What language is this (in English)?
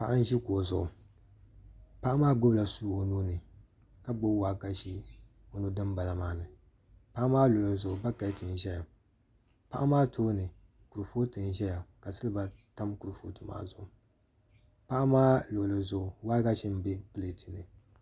Dagbani